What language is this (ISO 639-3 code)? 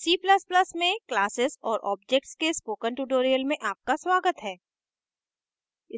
hin